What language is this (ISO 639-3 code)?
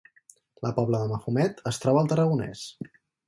cat